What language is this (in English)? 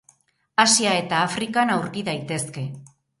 Basque